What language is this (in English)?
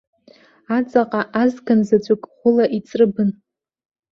Abkhazian